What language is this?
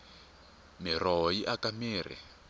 Tsonga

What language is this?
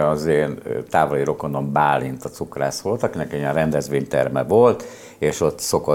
Hungarian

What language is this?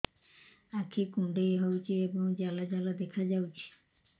Odia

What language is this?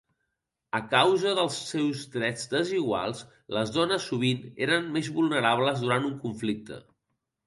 Catalan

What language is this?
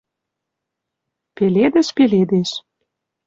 Western Mari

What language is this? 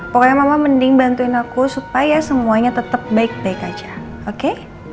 Indonesian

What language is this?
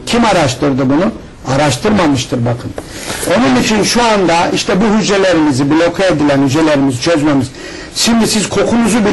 Turkish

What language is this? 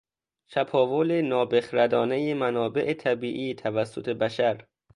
Persian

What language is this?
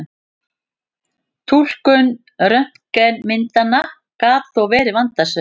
Icelandic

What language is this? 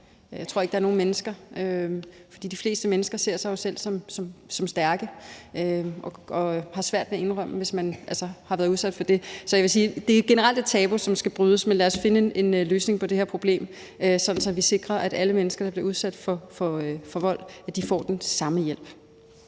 Danish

